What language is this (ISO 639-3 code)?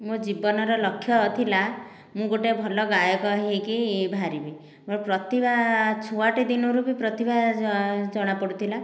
ori